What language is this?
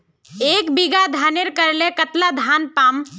Magahi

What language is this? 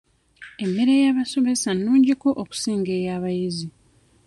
Ganda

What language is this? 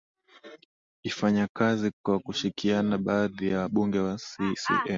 Swahili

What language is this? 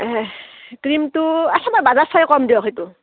Assamese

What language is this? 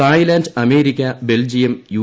Malayalam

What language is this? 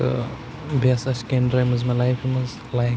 Kashmiri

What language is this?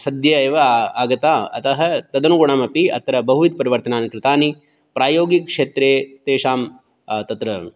Sanskrit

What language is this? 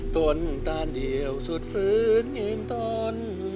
Thai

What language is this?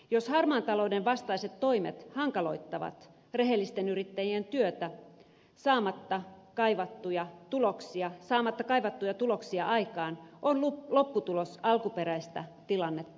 Finnish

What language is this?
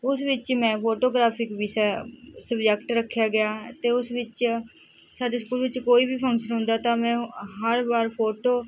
Punjabi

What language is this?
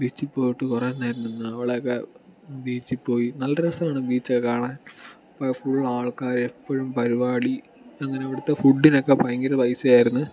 Malayalam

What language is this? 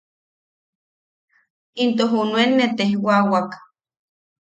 Yaqui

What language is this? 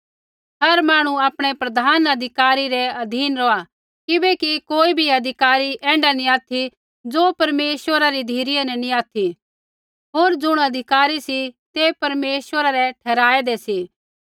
Kullu Pahari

